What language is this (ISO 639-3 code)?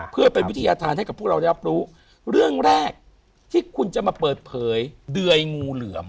tha